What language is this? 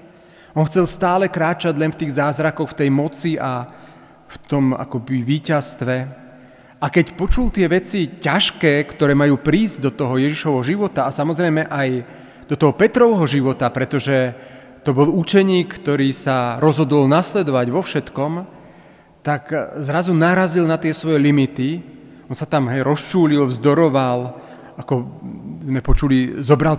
Slovak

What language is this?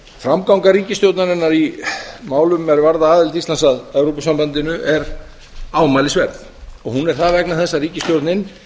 Icelandic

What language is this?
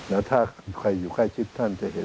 Thai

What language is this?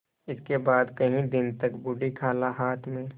Hindi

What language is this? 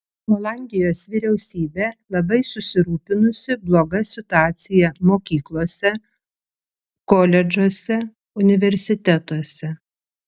Lithuanian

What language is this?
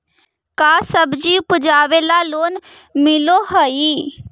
Magahi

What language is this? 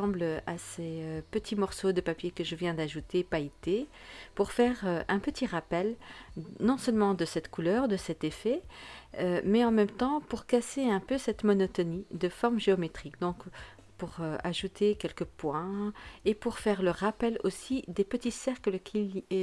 French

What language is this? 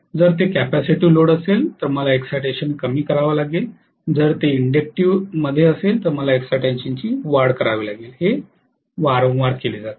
Marathi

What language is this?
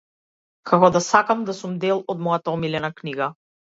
Macedonian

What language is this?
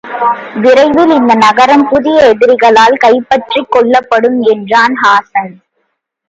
Tamil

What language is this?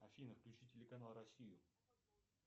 Russian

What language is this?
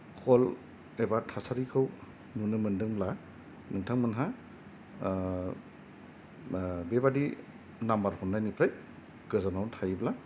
Bodo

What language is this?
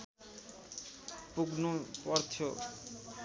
Nepali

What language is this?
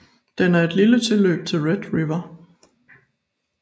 Danish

